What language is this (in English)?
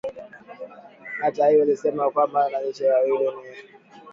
Swahili